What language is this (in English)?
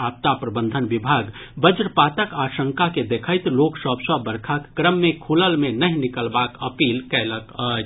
Maithili